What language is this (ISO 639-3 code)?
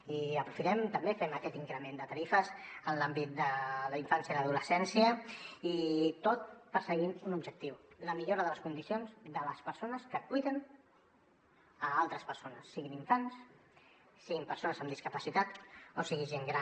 cat